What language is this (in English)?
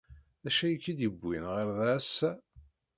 Kabyle